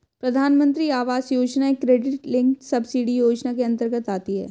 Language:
Hindi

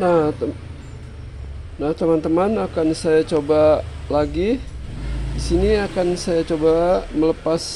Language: Indonesian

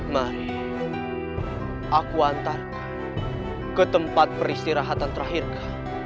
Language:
Indonesian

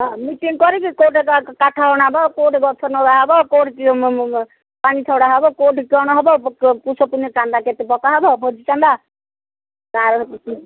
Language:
Odia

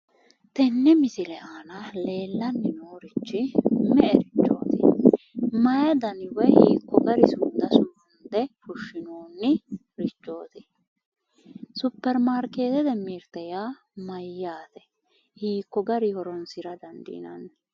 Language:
Sidamo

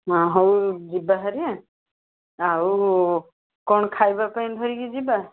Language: Odia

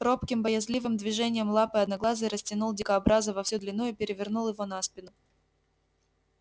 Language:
Russian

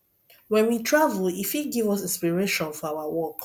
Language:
Nigerian Pidgin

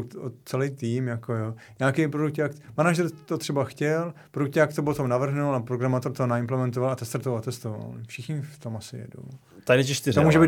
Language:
Czech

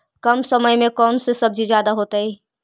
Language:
Magahi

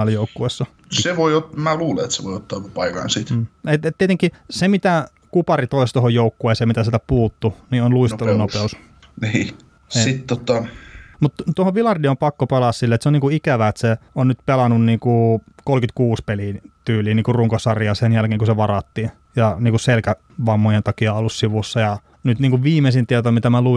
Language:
Finnish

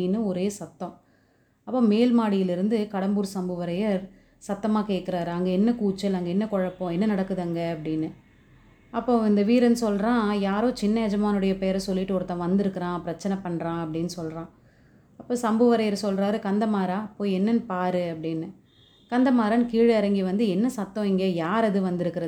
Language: Tamil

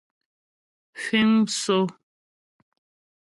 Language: Ghomala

